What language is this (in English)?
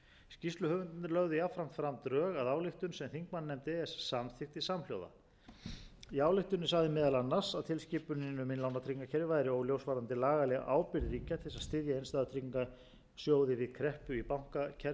Icelandic